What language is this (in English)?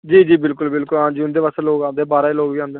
Dogri